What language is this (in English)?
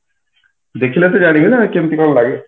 Odia